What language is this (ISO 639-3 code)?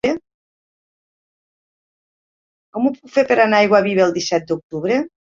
cat